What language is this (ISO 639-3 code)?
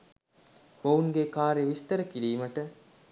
sin